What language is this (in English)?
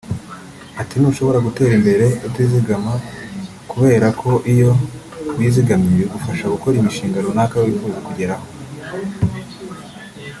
Kinyarwanda